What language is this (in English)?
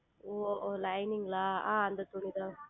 Tamil